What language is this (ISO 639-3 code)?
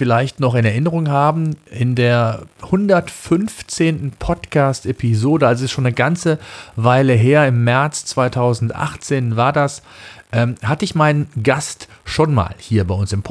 deu